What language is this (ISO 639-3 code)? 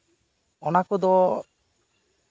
sat